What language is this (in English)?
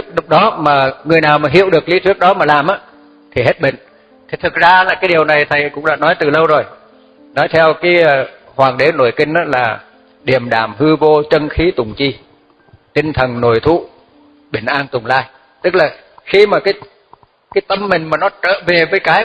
Vietnamese